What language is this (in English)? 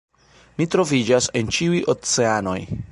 Esperanto